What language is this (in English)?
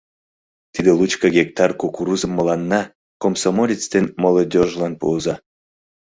Mari